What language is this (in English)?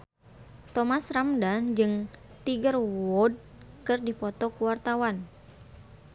Sundanese